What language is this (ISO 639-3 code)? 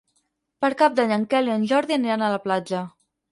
cat